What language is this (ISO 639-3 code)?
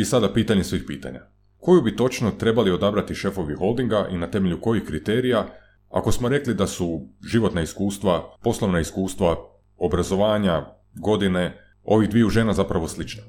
hrv